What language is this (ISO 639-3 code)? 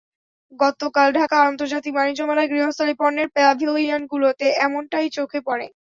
ben